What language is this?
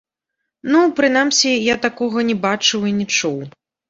Belarusian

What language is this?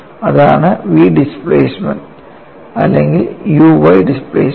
Malayalam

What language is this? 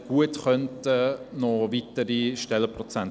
Swiss German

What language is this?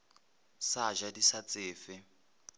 Northern Sotho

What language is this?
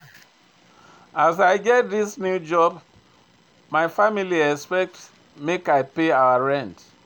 Nigerian Pidgin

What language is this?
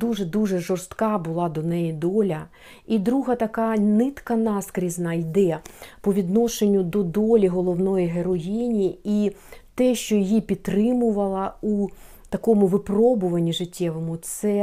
Ukrainian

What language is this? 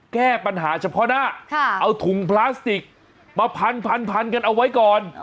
Thai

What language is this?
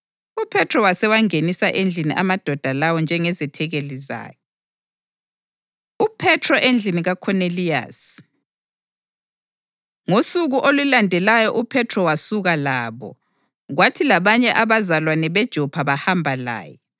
North Ndebele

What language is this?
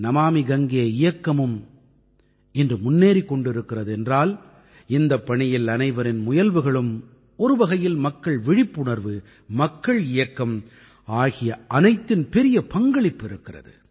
Tamil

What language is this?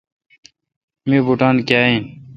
Kalkoti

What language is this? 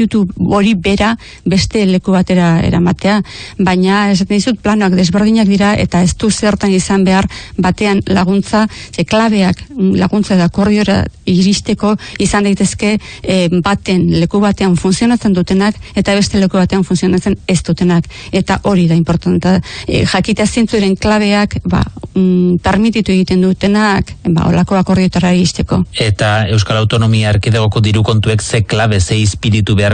Spanish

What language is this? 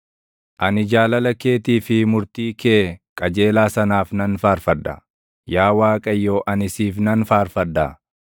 Oromo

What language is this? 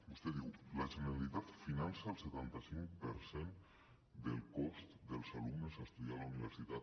Catalan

